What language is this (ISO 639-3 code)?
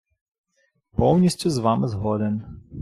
ukr